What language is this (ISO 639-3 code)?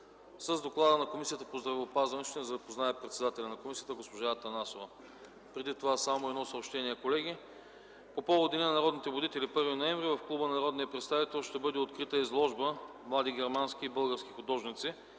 bul